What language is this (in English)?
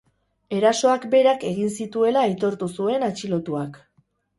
Basque